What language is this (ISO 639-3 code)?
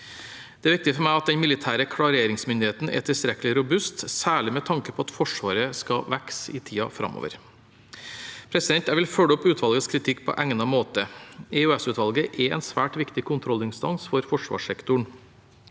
nor